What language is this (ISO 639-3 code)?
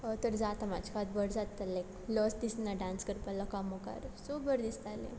kok